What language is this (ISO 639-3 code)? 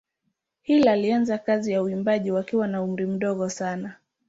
swa